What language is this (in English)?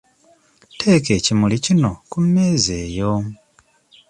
Ganda